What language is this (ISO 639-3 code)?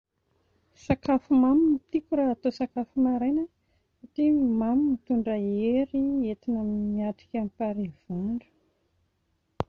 mlg